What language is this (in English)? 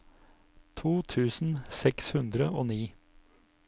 Norwegian